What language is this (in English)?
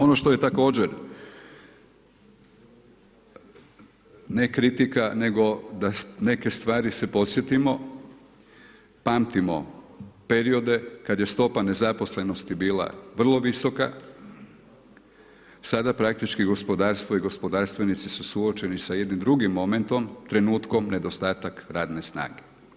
Croatian